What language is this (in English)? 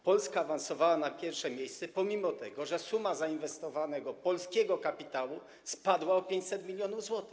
Polish